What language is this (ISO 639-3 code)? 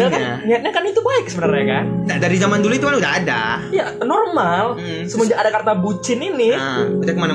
ind